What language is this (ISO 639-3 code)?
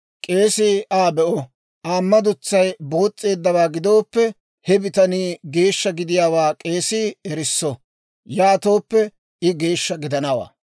dwr